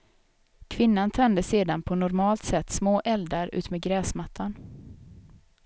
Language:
Swedish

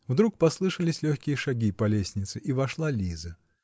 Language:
Russian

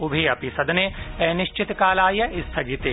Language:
Sanskrit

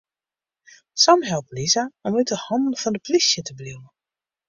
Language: Western Frisian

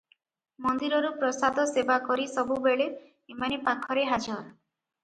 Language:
Odia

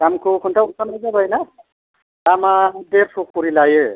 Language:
Bodo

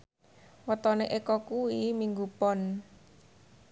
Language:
Javanese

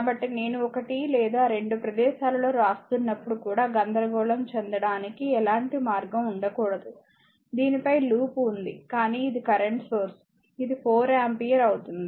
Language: Telugu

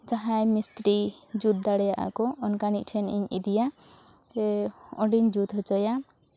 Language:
Santali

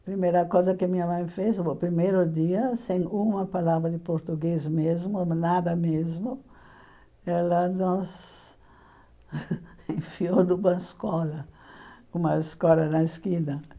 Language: Portuguese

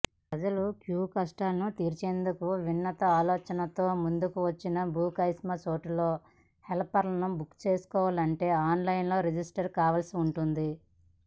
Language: Telugu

